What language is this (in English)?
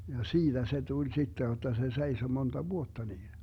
Finnish